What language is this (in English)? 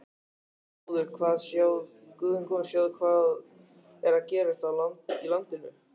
Icelandic